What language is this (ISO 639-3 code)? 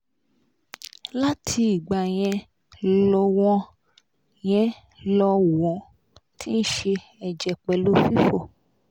yor